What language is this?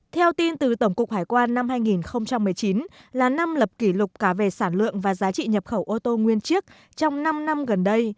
Vietnamese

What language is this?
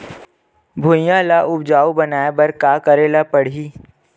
Chhattisgarhi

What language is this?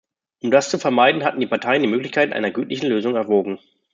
German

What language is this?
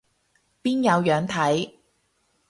Cantonese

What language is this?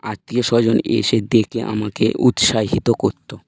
Bangla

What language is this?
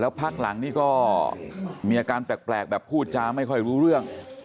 Thai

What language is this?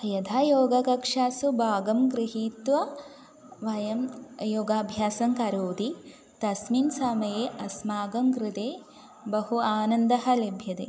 Sanskrit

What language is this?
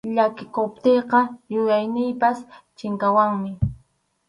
Arequipa-La Unión Quechua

